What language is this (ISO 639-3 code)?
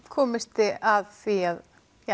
isl